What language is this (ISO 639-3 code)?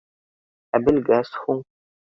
bak